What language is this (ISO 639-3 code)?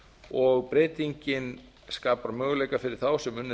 isl